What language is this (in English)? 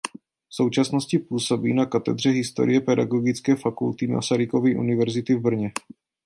Czech